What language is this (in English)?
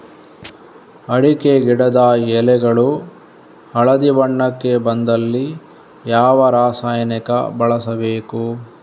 Kannada